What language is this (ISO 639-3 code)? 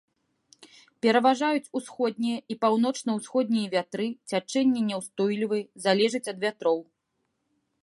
bel